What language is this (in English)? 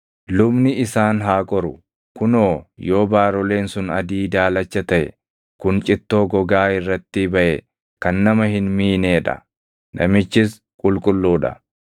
Oromo